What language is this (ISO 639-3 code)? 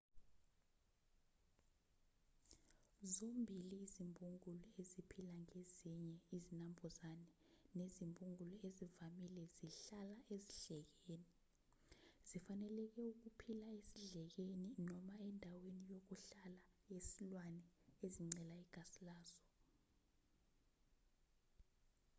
zul